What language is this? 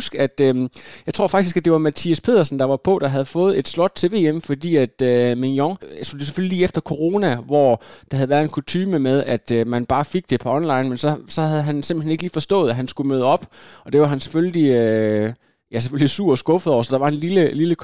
Danish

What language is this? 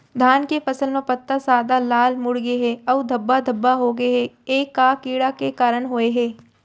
Chhattisgarhi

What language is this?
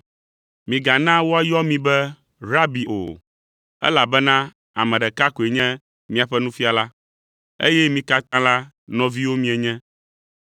Ewe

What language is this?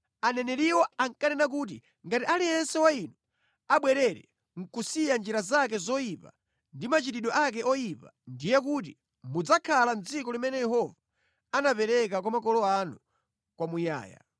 Nyanja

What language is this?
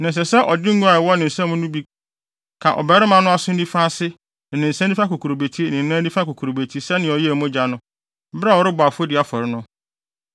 Akan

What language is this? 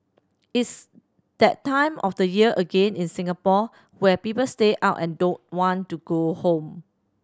English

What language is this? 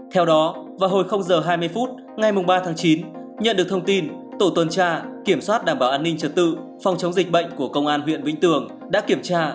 Vietnamese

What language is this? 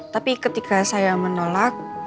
Indonesian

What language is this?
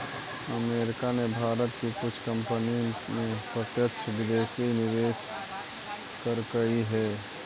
Magahi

